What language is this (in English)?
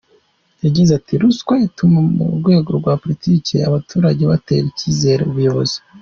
Kinyarwanda